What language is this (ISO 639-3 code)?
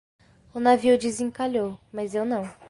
por